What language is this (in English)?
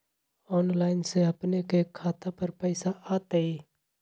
Magahi